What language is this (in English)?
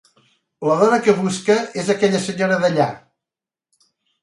Catalan